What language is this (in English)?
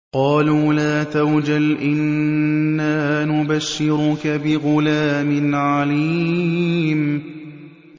Arabic